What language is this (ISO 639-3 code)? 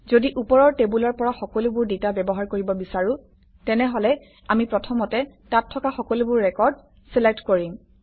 asm